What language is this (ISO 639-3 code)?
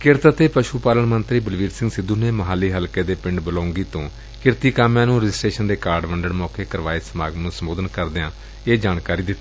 pan